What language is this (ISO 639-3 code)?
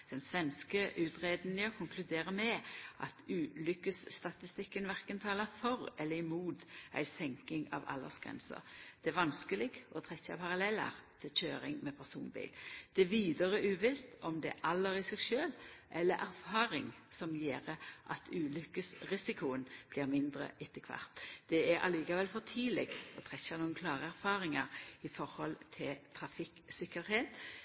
nno